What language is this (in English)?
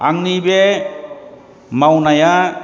Bodo